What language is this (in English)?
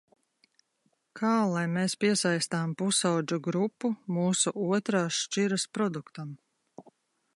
Latvian